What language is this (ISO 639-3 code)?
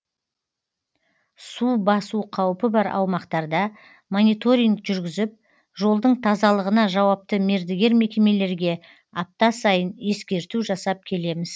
kaz